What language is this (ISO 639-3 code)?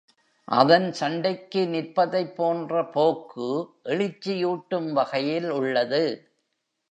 tam